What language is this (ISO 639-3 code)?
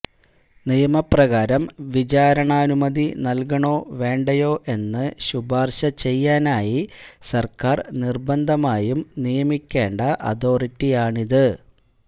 mal